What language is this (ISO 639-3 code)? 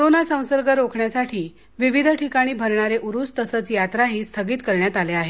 mar